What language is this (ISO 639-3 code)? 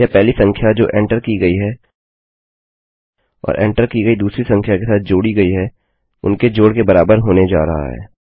hin